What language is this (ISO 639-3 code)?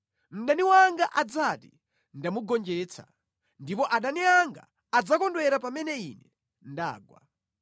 nya